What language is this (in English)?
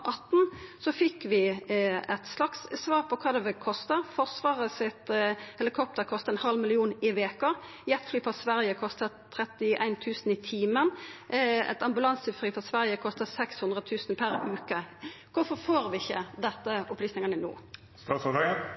Norwegian Nynorsk